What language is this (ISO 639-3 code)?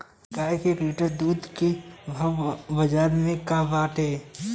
bho